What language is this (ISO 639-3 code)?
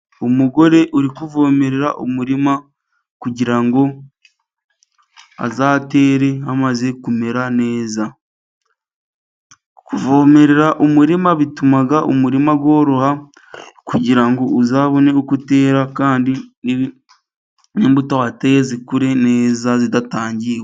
kin